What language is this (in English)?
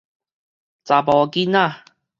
Min Nan Chinese